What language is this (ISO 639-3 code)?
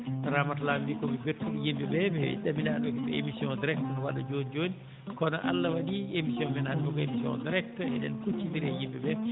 ful